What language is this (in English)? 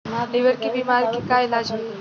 Bhojpuri